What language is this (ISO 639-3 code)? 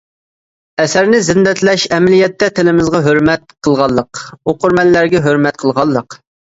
uig